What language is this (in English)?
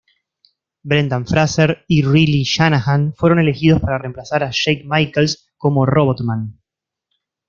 Spanish